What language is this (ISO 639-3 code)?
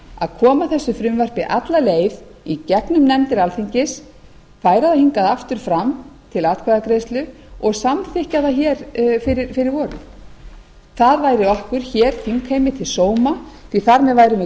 isl